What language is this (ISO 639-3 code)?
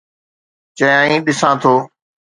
snd